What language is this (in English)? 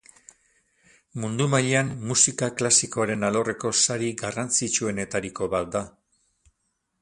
Basque